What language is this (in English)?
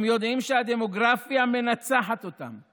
Hebrew